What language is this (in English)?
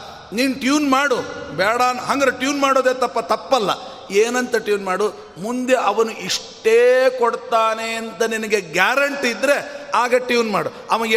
Kannada